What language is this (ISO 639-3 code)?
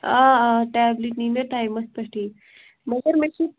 kas